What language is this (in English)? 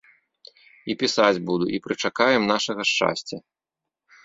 Belarusian